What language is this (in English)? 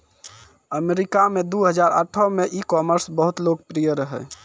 Maithili